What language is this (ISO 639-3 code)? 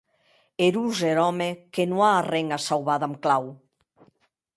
oci